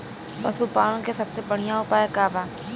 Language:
Bhojpuri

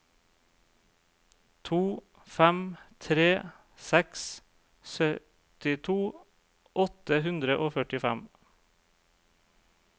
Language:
Norwegian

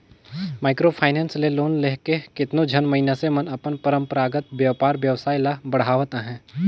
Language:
Chhattisgarhi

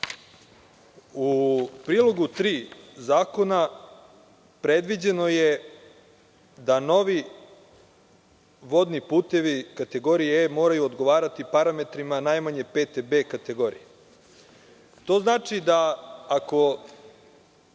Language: Serbian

